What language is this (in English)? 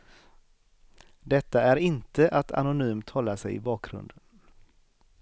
Swedish